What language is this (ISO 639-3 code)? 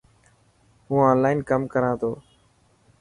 mki